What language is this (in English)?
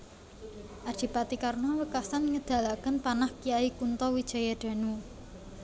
Javanese